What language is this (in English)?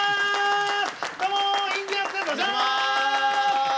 Japanese